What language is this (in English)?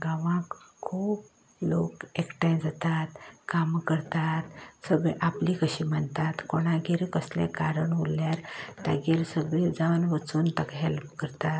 Konkani